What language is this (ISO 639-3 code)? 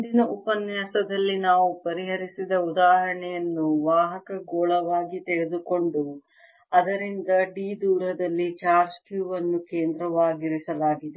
kan